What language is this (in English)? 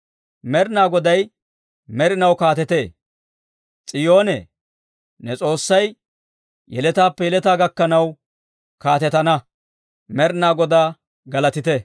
Dawro